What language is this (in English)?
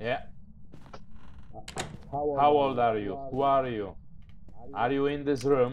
Polish